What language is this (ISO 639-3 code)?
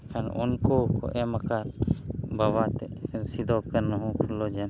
sat